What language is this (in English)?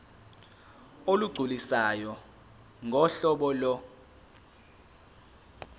Zulu